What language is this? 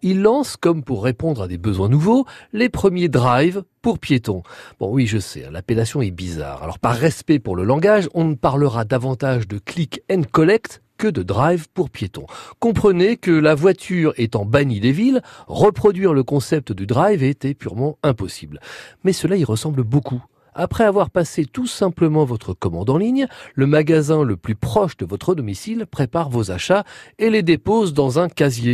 French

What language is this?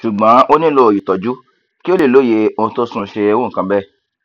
Yoruba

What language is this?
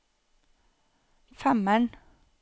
Norwegian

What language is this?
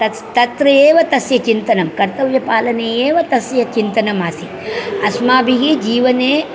Sanskrit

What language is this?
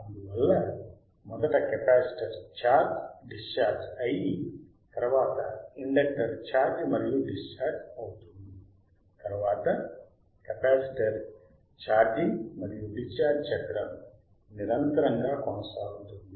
Telugu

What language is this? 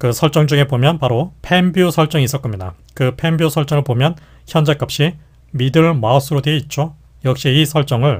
Korean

